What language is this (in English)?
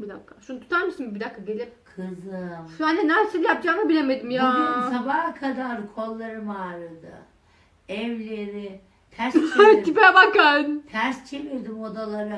Turkish